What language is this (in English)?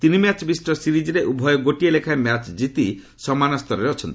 Odia